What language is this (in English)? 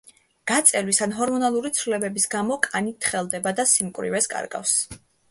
Georgian